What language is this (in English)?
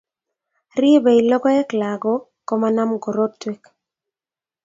Kalenjin